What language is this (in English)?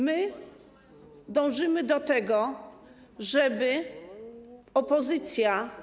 Polish